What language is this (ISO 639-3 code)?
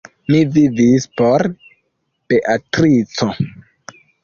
epo